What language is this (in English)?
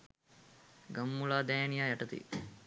Sinhala